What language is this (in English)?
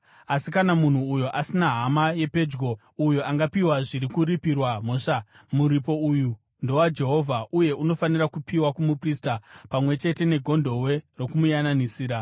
Shona